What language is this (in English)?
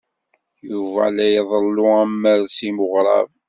Kabyle